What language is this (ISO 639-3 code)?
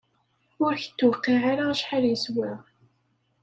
kab